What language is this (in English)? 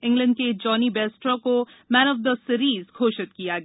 Hindi